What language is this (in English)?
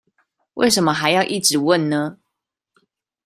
Chinese